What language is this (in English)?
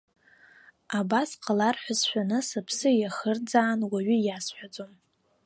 Abkhazian